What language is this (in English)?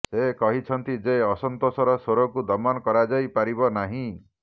Odia